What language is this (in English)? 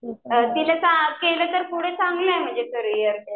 Marathi